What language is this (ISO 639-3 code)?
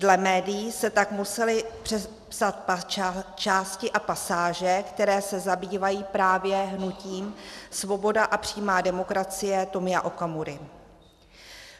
ces